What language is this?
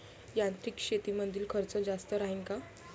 Marathi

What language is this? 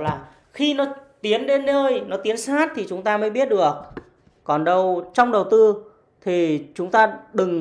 Vietnamese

